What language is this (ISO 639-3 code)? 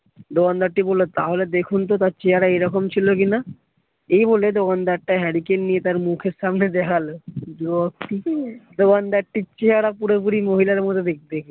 ben